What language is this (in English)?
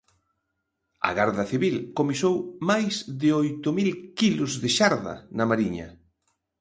Galician